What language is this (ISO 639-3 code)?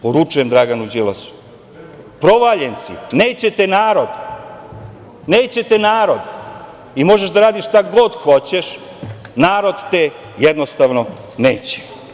srp